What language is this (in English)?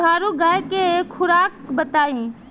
Bhojpuri